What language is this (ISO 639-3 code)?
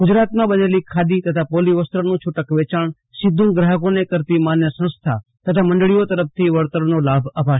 guj